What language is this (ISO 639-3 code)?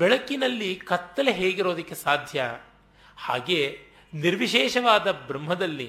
kan